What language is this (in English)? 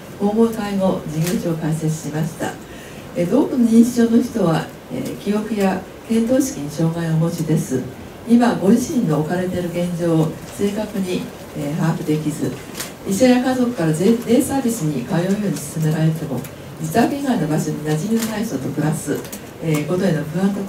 Japanese